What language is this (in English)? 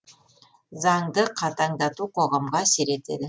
Kazakh